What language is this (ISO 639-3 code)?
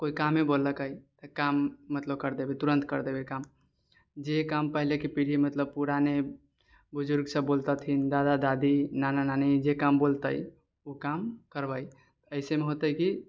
mai